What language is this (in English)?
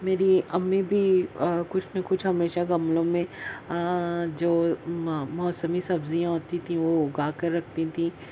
Urdu